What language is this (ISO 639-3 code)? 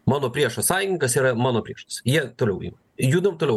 lit